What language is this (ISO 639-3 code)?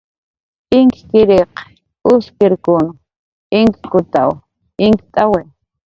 jqr